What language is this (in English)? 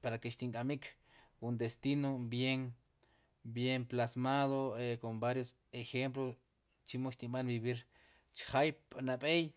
Sipacapense